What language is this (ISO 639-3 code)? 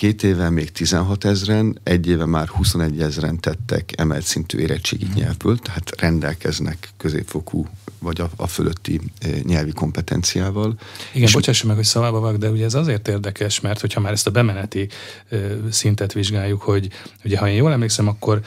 hun